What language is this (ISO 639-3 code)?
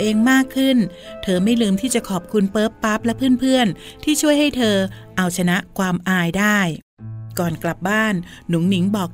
tha